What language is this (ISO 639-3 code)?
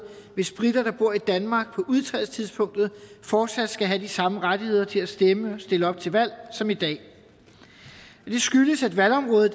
dan